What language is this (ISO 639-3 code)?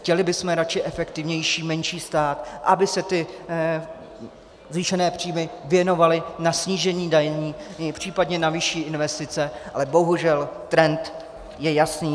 ces